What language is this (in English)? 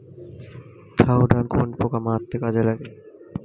Bangla